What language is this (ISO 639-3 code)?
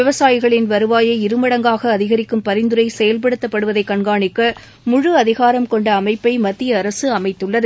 tam